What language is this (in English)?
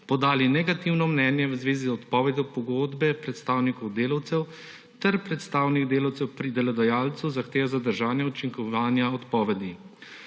Slovenian